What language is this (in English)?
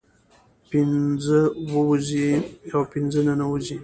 Pashto